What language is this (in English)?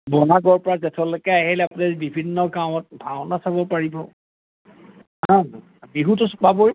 Assamese